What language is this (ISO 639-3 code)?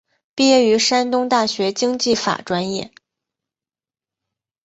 zho